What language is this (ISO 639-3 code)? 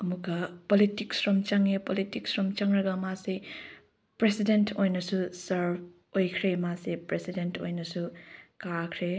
mni